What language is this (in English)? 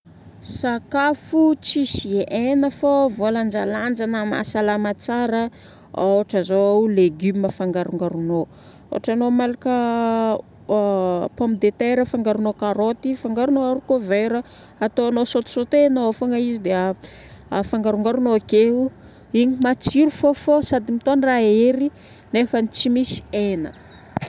Northern Betsimisaraka Malagasy